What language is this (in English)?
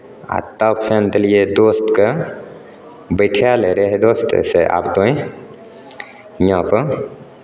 Maithili